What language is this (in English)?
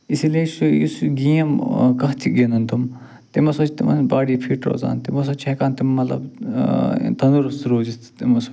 Kashmiri